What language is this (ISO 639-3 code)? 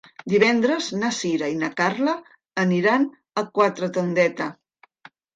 cat